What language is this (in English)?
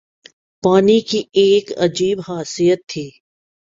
Urdu